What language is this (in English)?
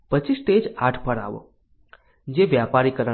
Gujarati